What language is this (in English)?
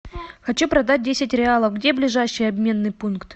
Russian